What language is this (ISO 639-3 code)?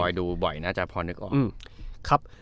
tha